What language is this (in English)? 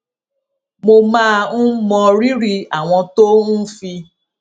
Yoruba